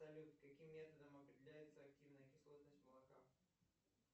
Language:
Russian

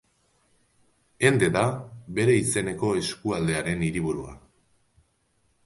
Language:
Basque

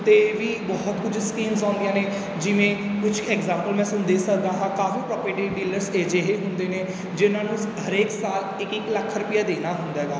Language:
Punjabi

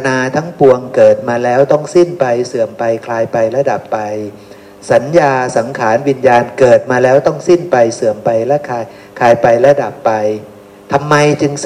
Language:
Thai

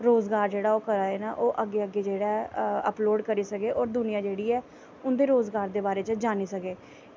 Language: Dogri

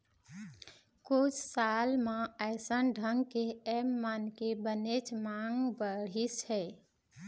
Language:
Chhattisgarhi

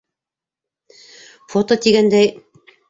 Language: Bashkir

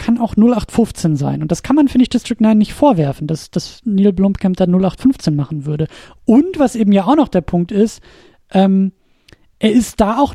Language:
German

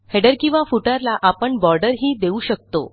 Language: Marathi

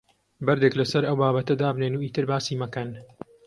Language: Central Kurdish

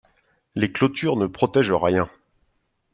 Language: French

